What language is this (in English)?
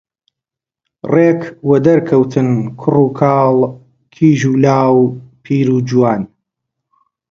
Central Kurdish